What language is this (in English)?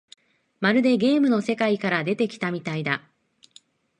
Japanese